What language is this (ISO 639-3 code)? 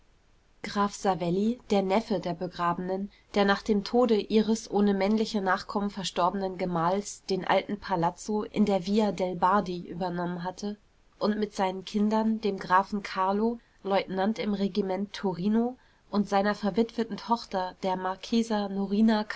deu